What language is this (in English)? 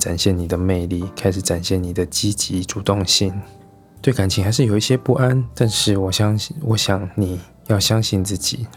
Chinese